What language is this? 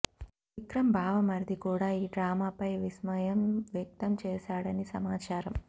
Telugu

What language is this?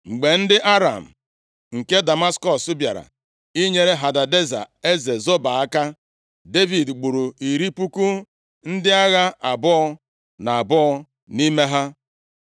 Igbo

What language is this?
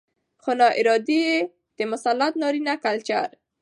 Pashto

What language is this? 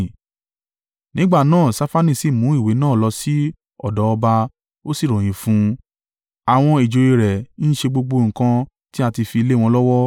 Yoruba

